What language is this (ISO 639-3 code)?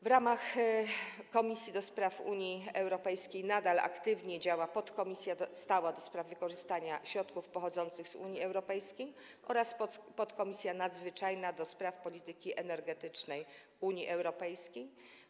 pol